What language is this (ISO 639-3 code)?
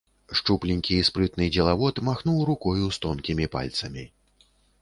bel